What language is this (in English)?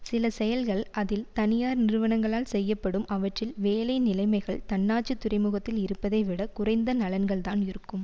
Tamil